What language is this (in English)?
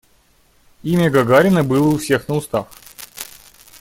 Russian